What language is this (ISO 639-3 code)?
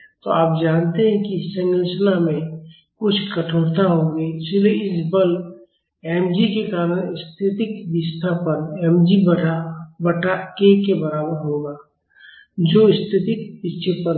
hin